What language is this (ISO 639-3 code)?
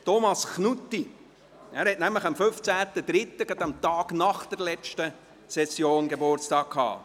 gsw